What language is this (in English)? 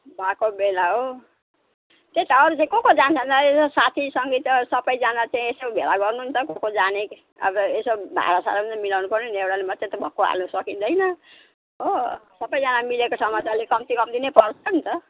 Nepali